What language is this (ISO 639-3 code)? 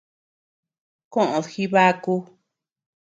cux